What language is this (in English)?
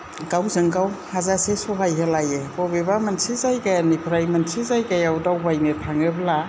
Bodo